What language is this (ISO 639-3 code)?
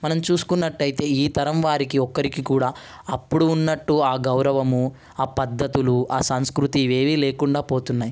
tel